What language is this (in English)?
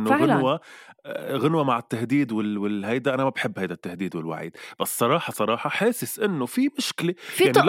Arabic